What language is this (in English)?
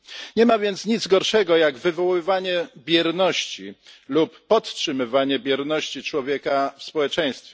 Polish